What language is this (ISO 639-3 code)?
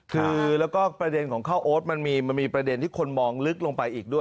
tha